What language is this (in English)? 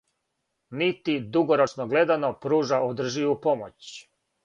Serbian